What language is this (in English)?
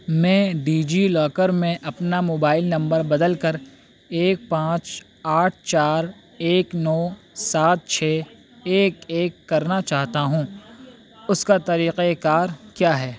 Urdu